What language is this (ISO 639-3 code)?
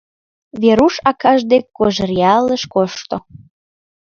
chm